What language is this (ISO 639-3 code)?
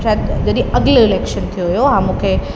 snd